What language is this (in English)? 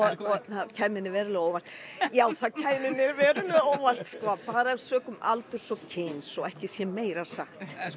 Icelandic